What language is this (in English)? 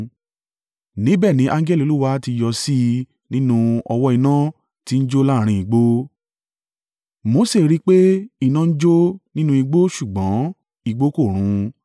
Yoruba